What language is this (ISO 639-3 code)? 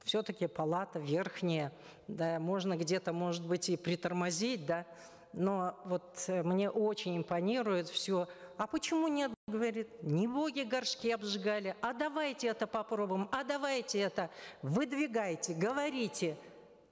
kaz